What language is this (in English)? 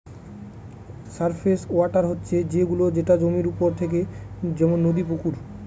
Bangla